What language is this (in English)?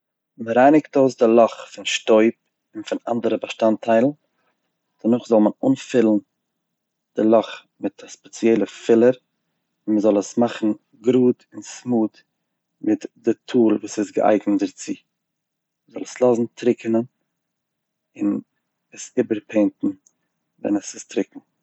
Yiddish